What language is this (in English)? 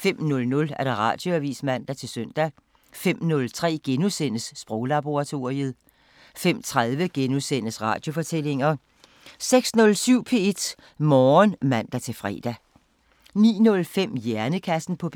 Danish